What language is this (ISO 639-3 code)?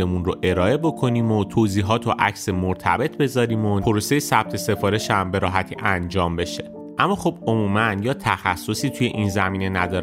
fas